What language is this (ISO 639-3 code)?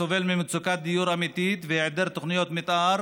heb